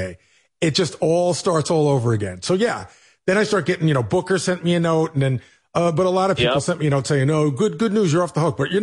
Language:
English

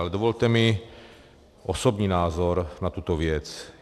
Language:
Czech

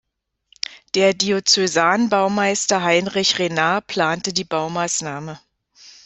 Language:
German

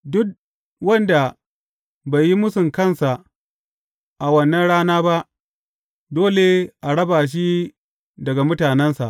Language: Hausa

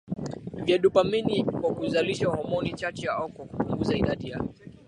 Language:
Swahili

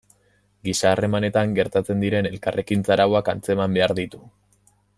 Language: Basque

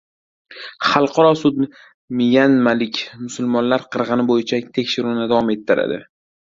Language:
Uzbek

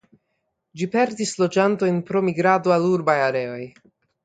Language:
Esperanto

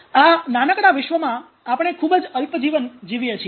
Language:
Gujarati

